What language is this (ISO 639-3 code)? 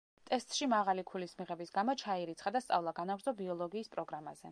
kat